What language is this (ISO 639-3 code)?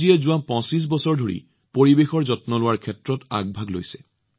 asm